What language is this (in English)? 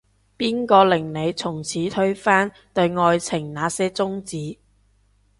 Cantonese